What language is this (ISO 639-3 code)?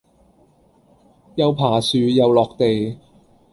yue